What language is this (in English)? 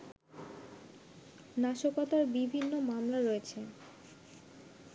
Bangla